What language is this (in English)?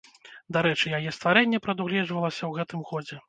Belarusian